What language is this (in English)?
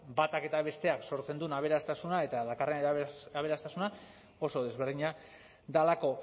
Basque